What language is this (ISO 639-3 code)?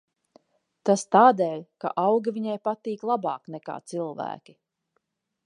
lav